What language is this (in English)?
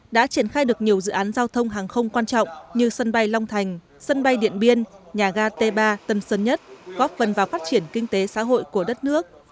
Vietnamese